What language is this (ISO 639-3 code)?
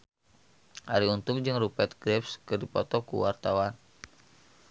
sun